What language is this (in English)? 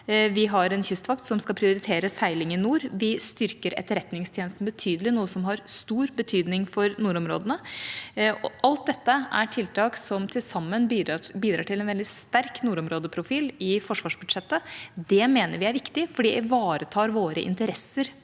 Norwegian